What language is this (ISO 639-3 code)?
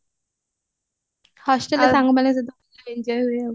ori